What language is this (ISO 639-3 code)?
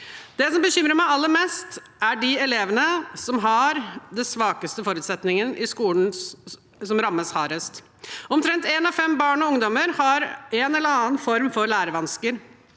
nor